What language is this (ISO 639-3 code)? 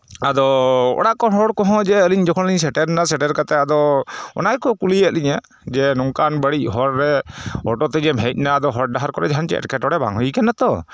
sat